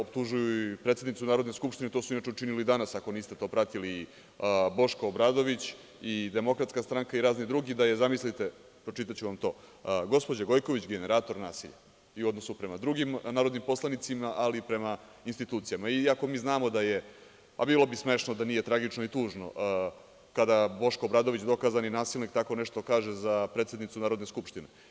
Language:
Serbian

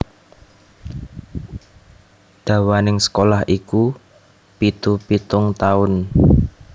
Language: Javanese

